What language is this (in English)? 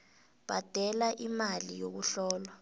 South Ndebele